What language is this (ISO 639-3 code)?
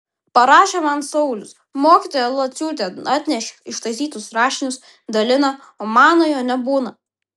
lit